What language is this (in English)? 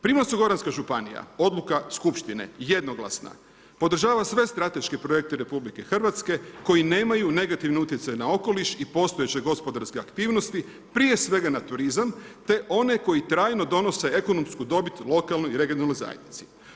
Croatian